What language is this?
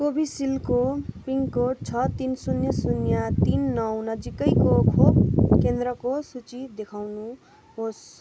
Nepali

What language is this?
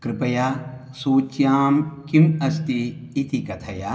Sanskrit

